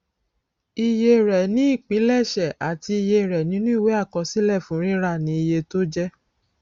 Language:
Yoruba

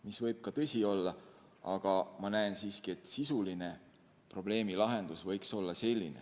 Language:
Estonian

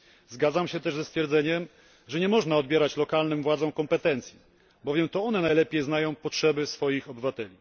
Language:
Polish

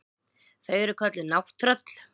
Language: Icelandic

